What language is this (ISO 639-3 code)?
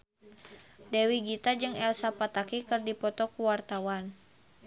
sun